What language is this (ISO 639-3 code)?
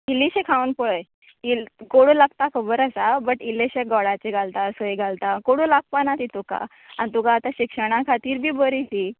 kok